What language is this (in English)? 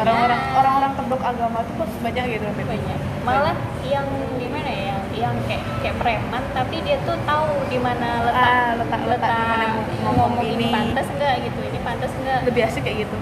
Indonesian